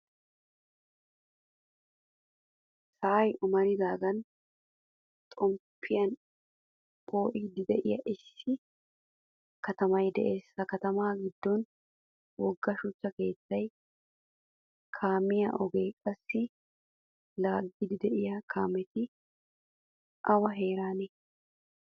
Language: Wolaytta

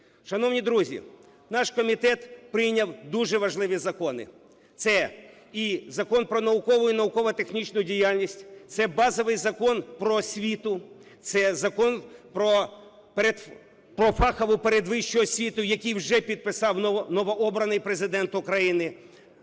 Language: Ukrainian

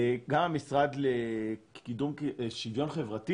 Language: Hebrew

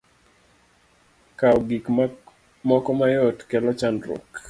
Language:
Luo (Kenya and Tanzania)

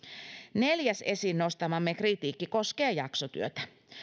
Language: Finnish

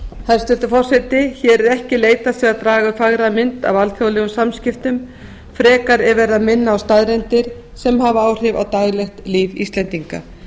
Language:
Icelandic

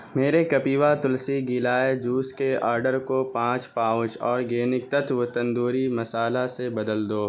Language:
Urdu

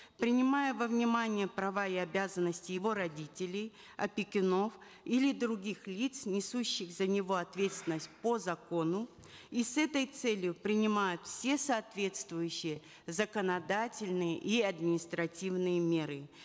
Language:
Kazakh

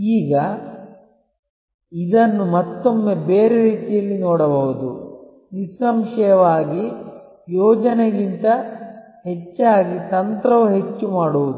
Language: Kannada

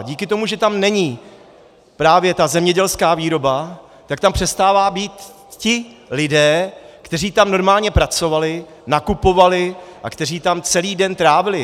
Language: Czech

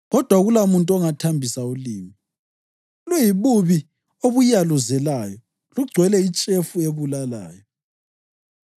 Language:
North Ndebele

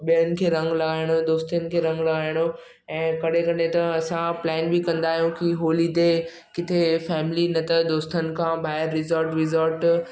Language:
Sindhi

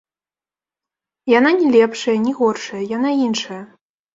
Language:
Belarusian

